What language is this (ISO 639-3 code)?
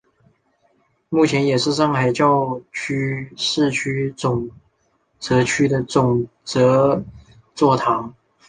zho